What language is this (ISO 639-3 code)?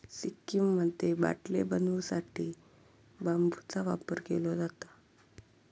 mar